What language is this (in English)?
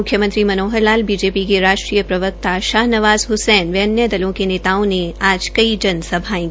Hindi